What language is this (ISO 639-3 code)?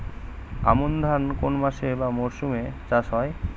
ben